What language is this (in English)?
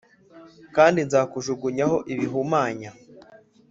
Kinyarwanda